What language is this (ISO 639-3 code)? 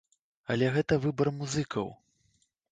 bel